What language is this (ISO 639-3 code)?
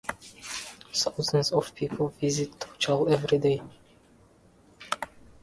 eng